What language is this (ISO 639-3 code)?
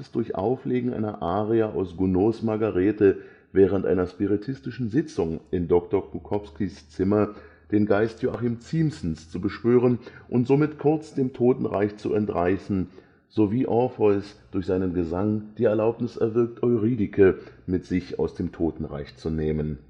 deu